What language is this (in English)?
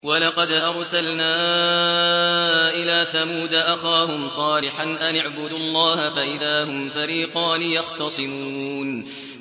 Arabic